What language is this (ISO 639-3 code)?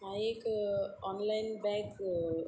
kok